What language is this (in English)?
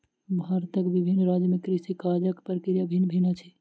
Maithili